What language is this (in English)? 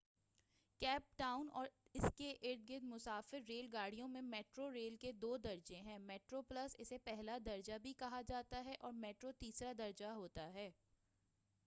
Urdu